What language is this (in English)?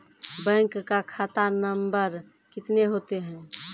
Maithili